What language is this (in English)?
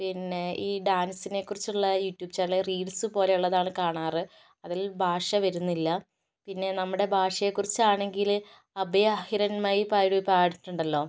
Malayalam